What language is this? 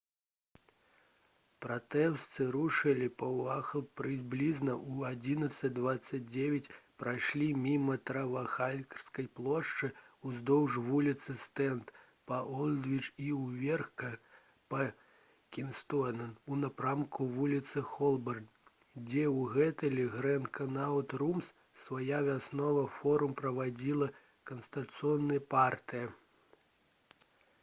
Belarusian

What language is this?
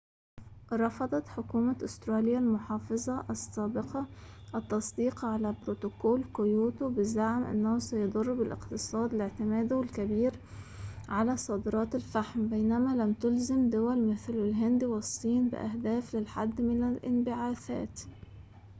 Arabic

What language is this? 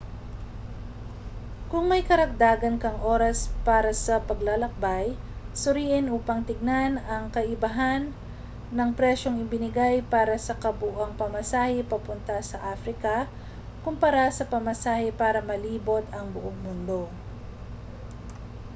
Filipino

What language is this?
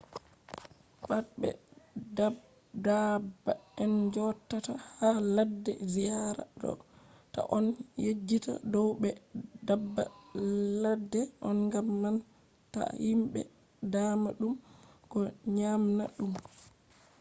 Fula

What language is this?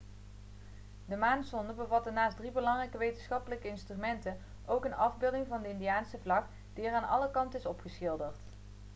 Dutch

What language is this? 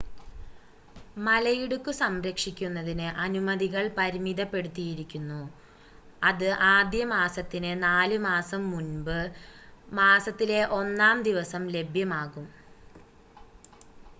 Malayalam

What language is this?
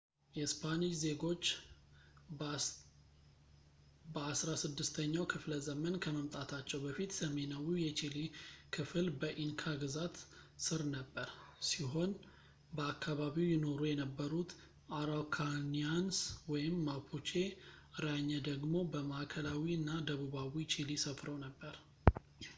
Amharic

